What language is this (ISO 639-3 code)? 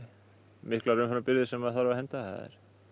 isl